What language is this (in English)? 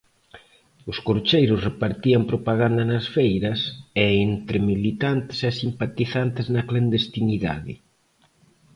Galician